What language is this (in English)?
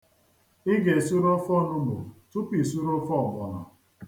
Igbo